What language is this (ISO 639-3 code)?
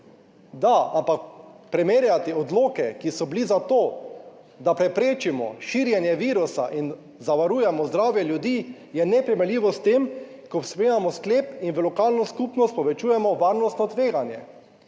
slv